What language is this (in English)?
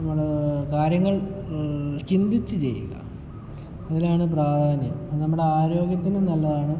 Malayalam